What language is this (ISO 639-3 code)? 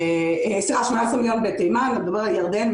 heb